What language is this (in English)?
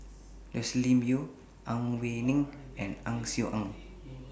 English